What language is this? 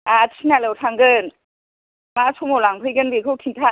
Bodo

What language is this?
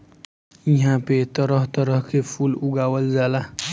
Bhojpuri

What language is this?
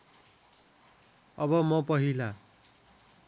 Nepali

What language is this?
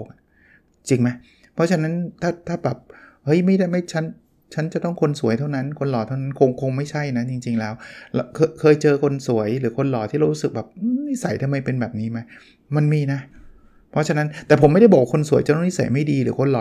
Thai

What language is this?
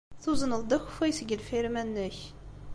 Kabyle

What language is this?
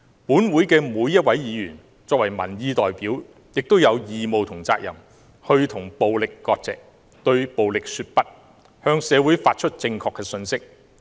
Cantonese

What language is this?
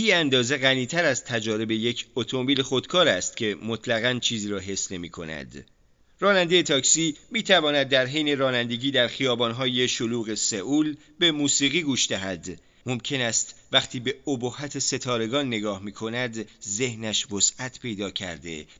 Persian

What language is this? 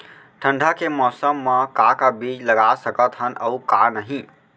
Chhattisgarhi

